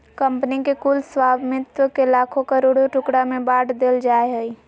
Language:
Magahi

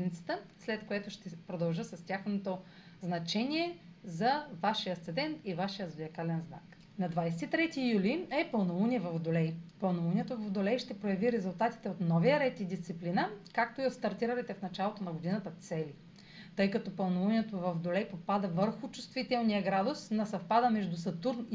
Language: Bulgarian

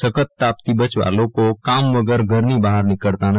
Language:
Gujarati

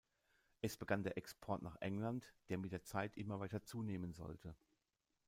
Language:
German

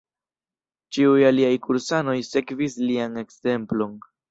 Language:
Esperanto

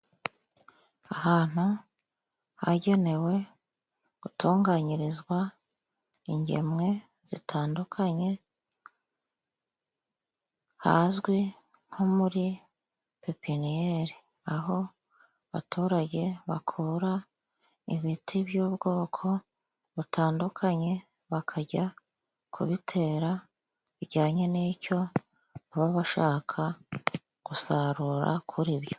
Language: Kinyarwanda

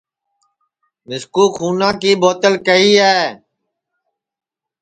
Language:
Sansi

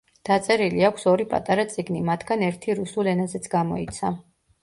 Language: Georgian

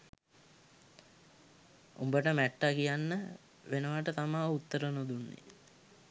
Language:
Sinhala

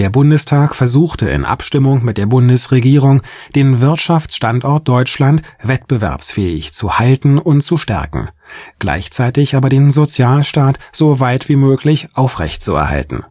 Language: German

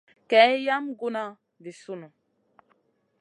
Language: Masana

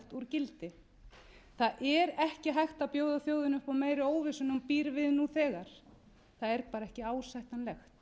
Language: Icelandic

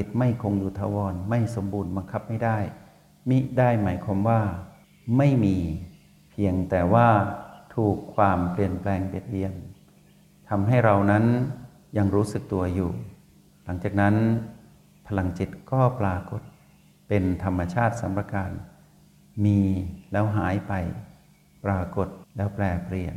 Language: Thai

